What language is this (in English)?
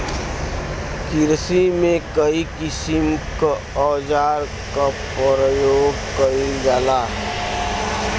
Bhojpuri